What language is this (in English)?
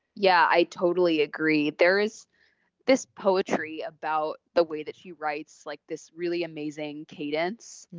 English